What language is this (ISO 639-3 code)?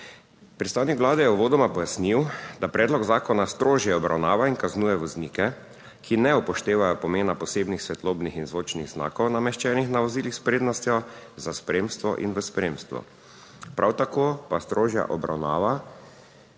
slv